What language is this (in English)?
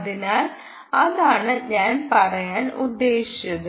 Malayalam